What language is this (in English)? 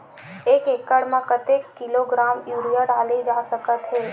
Chhattisgarhi